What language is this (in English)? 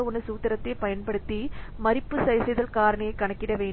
Tamil